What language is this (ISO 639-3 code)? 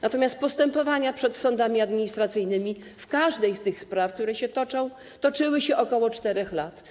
pol